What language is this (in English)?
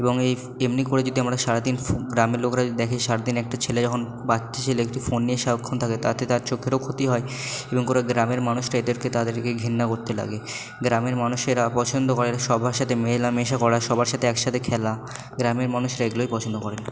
Bangla